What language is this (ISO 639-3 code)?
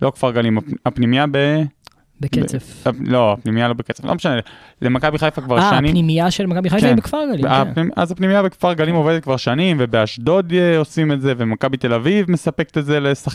heb